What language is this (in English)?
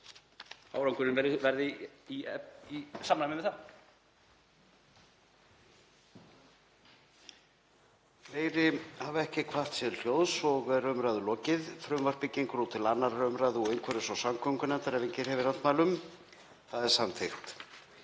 Icelandic